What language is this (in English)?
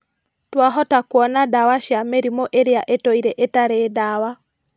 Kikuyu